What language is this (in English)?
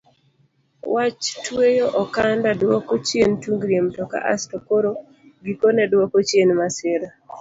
Luo (Kenya and Tanzania)